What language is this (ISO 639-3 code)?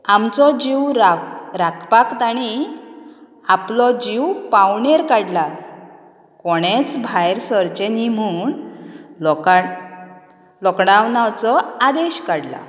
kok